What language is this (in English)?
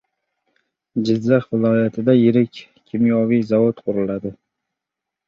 Uzbek